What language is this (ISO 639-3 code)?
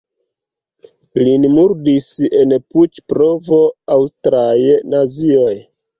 epo